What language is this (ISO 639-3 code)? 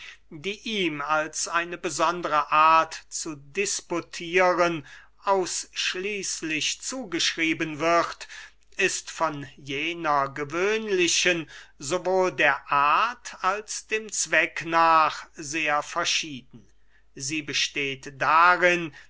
deu